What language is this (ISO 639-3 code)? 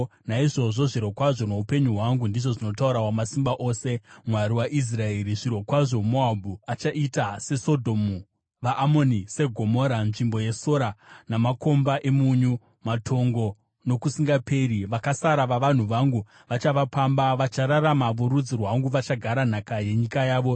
sna